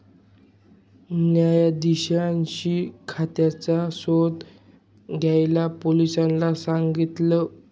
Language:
Marathi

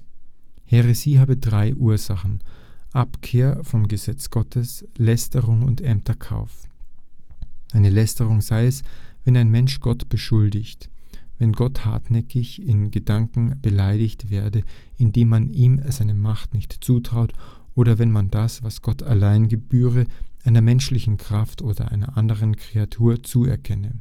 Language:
German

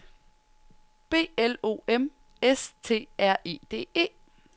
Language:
Danish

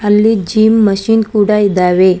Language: Kannada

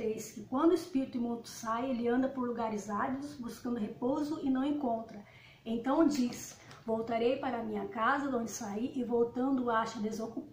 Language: Portuguese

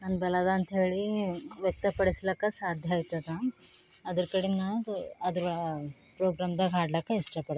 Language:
Kannada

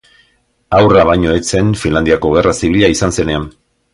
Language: Basque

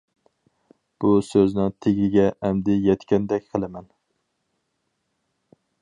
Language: Uyghur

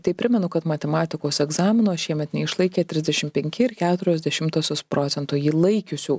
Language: Lithuanian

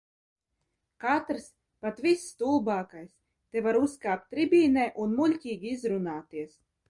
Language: Latvian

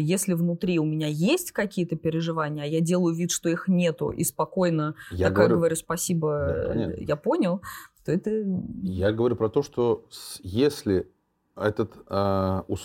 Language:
Russian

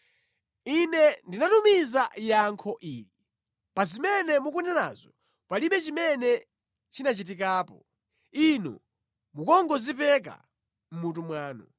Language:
Nyanja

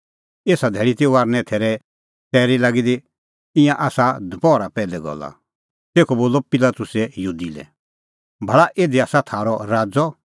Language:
Kullu Pahari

